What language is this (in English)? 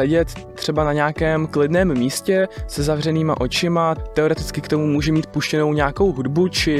Czech